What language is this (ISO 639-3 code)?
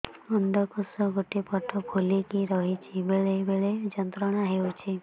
ori